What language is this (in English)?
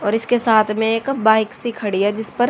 Hindi